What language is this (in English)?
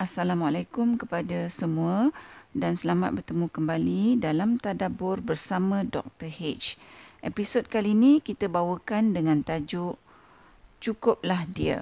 Malay